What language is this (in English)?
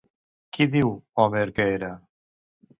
Catalan